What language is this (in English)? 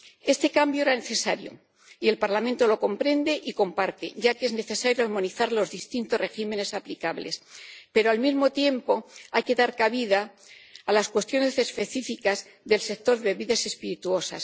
Spanish